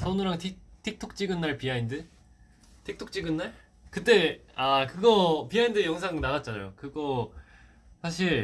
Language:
Korean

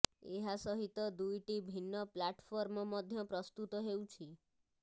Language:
Odia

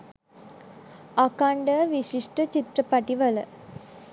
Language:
Sinhala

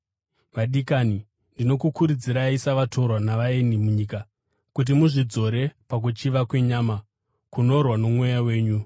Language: Shona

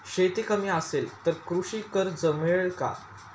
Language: Marathi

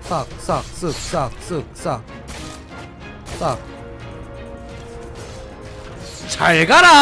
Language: Korean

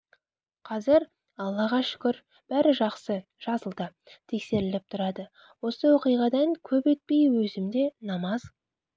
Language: Kazakh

